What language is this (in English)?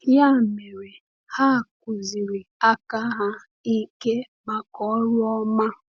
Igbo